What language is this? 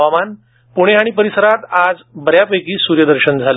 Marathi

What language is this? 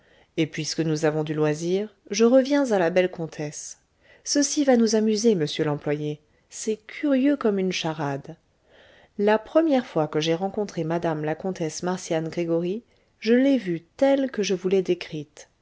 French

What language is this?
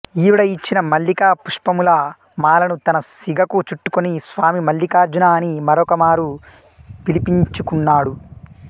Telugu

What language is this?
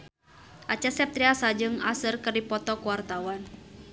Sundanese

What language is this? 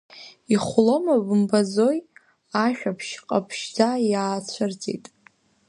Abkhazian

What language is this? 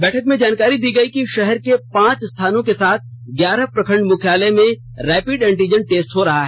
Hindi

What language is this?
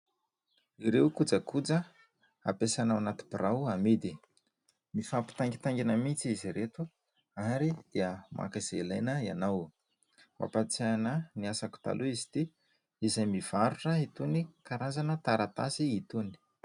Malagasy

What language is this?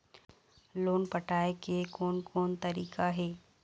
Chhattisgarhi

